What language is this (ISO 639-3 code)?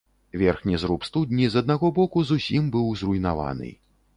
bel